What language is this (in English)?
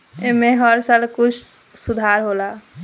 Bhojpuri